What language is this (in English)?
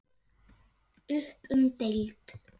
Icelandic